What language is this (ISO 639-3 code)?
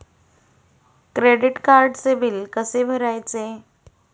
mar